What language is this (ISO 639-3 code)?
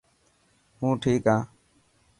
mki